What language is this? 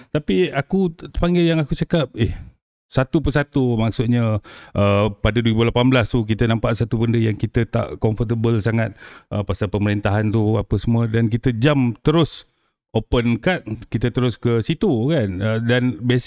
Malay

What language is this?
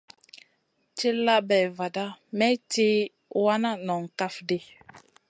Masana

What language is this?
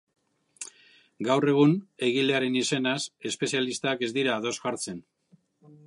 Basque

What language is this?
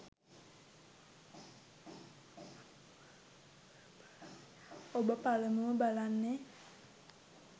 Sinhala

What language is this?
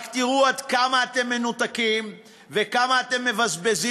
Hebrew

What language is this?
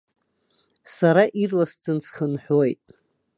Abkhazian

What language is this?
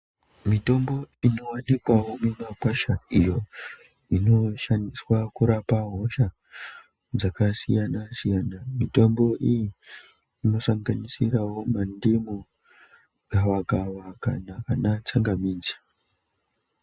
Ndau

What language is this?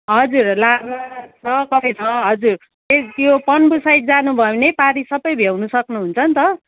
Nepali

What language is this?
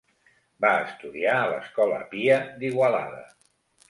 Catalan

